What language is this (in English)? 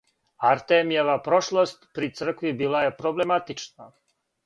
Serbian